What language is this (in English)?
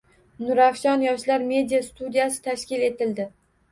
Uzbek